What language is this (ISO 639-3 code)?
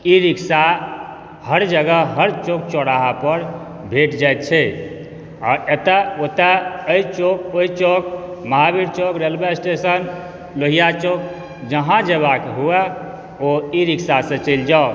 mai